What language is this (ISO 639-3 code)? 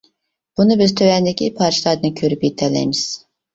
uig